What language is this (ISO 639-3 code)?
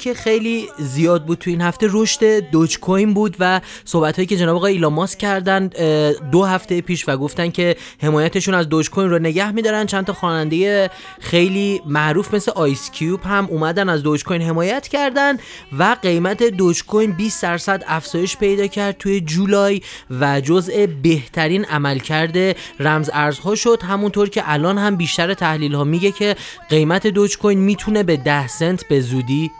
fas